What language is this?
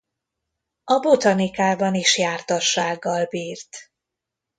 Hungarian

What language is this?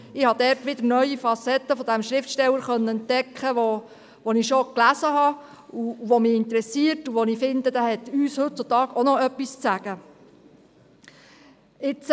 Swiss German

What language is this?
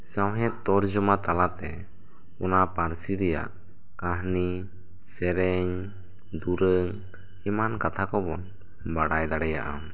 Santali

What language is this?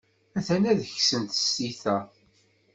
Kabyle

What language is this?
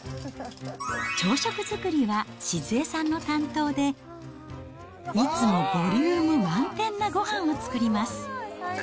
Japanese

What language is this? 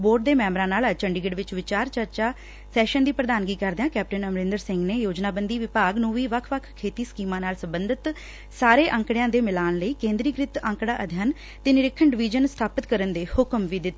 Punjabi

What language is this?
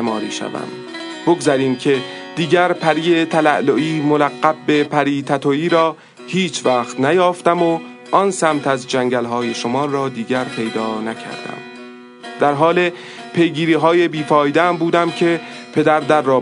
Persian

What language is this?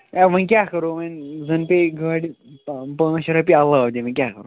Kashmiri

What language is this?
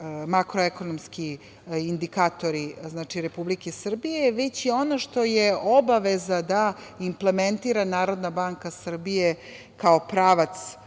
Serbian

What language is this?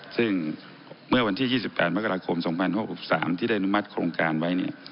Thai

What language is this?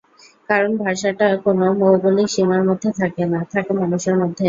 Bangla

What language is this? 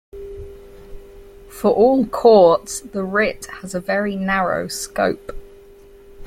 English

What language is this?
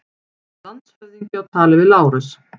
Icelandic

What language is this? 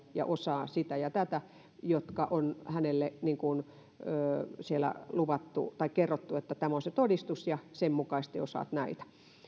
Finnish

